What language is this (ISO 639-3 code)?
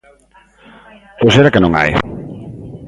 glg